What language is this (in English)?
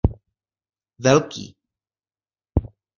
Czech